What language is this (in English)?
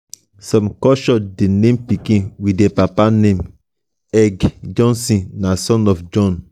Nigerian Pidgin